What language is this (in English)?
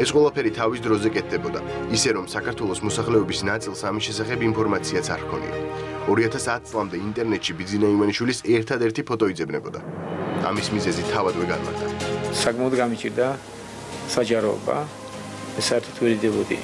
Romanian